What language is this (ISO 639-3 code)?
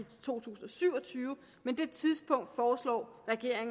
dan